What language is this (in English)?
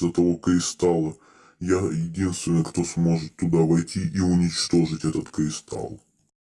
Russian